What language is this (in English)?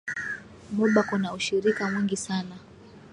Swahili